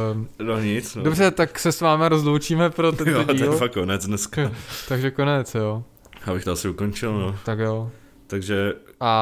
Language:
Czech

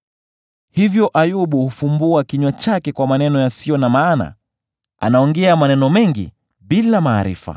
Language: Swahili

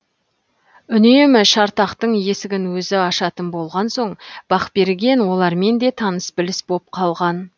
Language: Kazakh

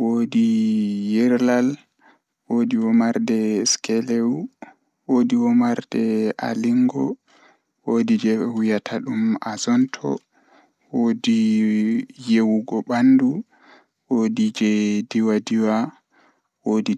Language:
Fula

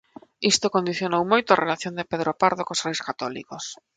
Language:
Galician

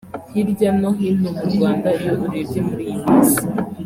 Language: Kinyarwanda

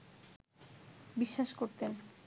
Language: Bangla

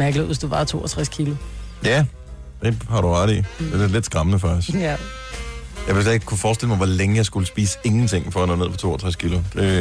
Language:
Danish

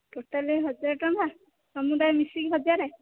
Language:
Odia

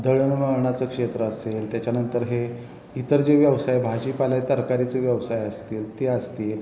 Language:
Marathi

